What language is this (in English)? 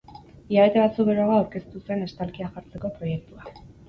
Basque